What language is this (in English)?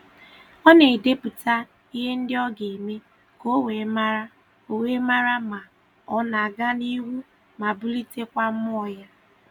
Igbo